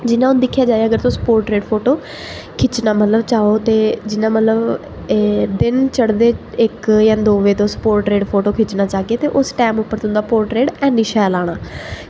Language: Dogri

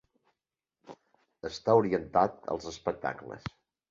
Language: Catalan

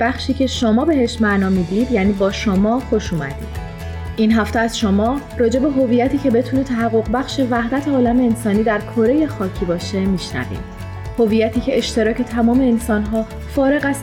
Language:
Persian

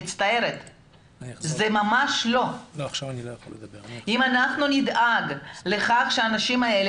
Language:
Hebrew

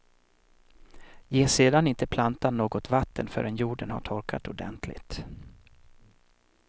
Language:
Swedish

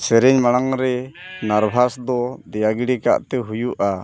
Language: Santali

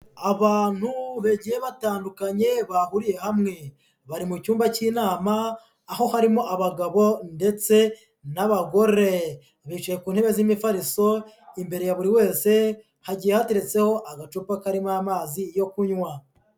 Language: Kinyarwanda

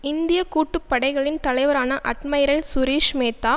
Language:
Tamil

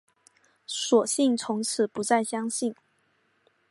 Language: Chinese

